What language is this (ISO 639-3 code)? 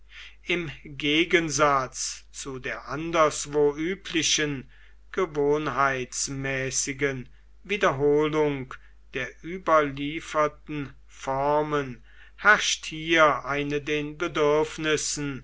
deu